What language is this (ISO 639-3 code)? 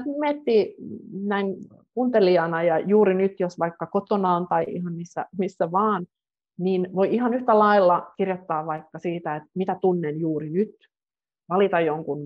fin